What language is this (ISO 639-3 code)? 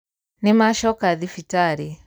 kik